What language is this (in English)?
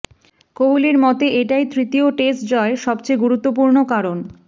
Bangla